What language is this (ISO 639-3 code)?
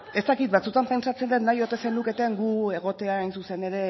eus